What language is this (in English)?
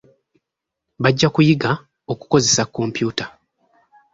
Ganda